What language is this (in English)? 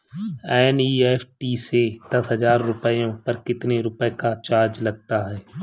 Hindi